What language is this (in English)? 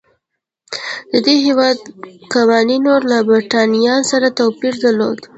Pashto